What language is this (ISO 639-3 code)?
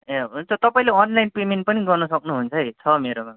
nep